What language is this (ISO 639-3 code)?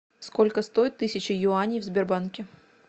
rus